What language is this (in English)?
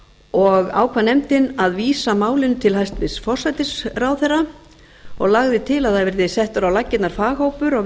Icelandic